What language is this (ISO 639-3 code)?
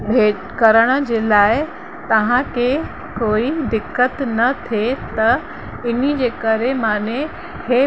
snd